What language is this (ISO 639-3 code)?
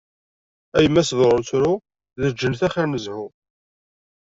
kab